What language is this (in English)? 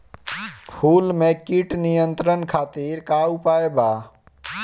Bhojpuri